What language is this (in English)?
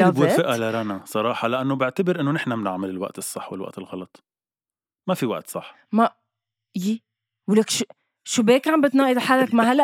Arabic